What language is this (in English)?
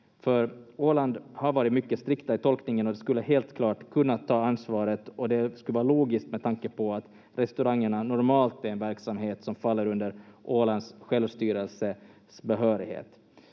Finnish